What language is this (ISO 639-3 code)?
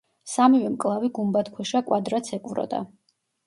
kat